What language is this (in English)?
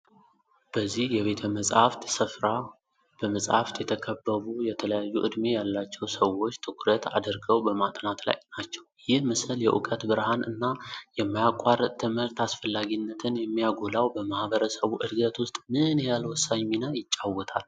Amharic